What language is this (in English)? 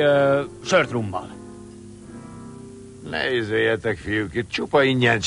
Hungarian